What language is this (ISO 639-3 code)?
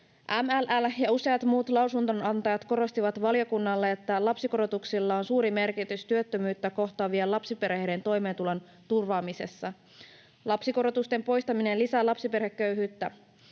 fin